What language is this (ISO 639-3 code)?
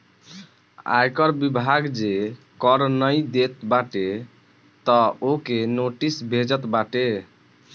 bho